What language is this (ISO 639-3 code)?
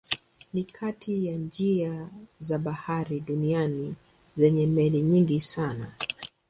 swa